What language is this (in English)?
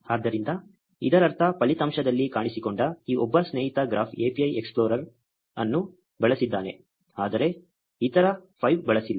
Kannada